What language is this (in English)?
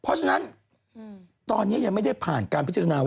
Thai